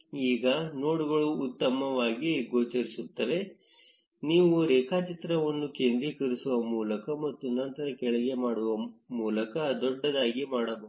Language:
Kannada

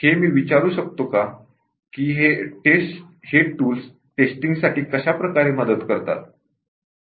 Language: Marathi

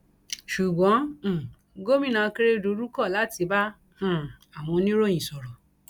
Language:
Yoruba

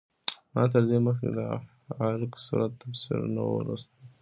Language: Pashto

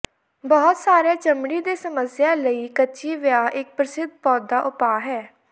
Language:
Punjabi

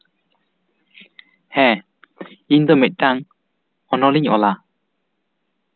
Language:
Santali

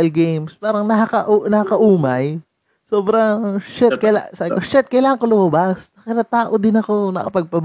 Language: Filipino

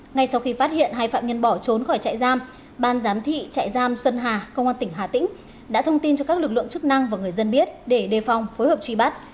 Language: Vietnamese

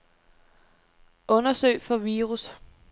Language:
Danish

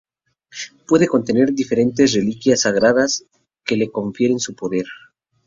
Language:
Spanish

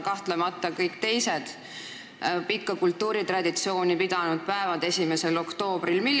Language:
Estonian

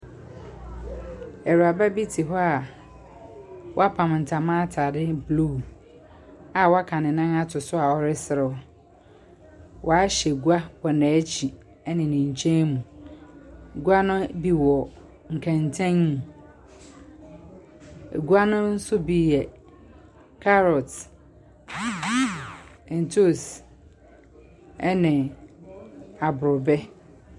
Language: Akan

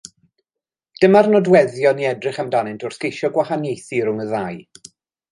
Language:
Welsh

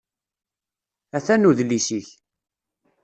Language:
Kabyle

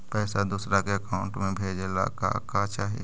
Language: Magahi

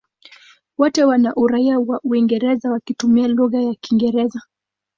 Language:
Swahili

